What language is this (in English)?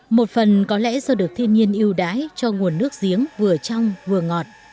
Vietnamese